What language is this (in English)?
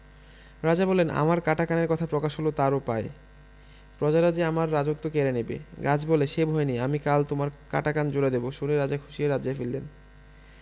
Bangla